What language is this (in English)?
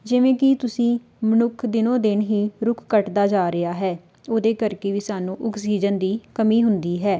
Punjabi